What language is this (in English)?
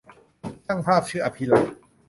Thai